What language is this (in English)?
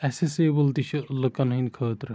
Kashmiri